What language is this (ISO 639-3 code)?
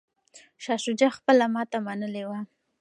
pus